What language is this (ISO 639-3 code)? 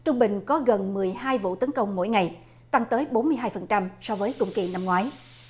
vie